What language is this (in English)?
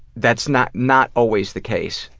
English